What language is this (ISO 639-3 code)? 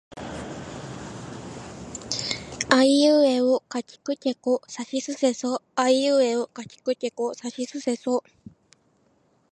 jpn